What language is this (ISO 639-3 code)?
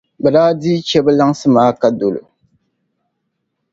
dag